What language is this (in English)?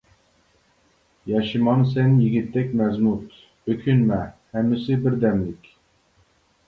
Uyghur